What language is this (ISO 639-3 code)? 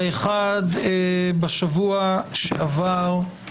heb